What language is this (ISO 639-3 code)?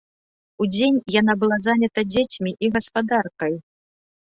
bel